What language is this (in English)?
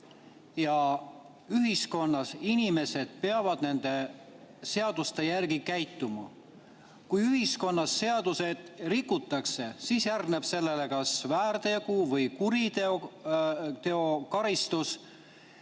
Estonian